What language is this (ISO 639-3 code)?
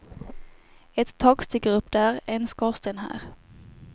swe